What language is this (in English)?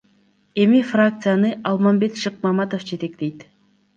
Kyrgyz